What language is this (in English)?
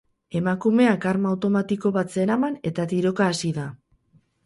Basque